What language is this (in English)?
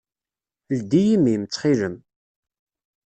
Kabyle